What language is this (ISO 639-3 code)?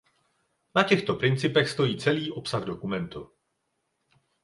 ces